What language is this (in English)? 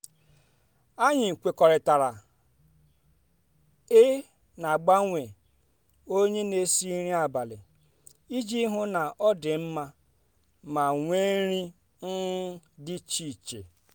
Igbo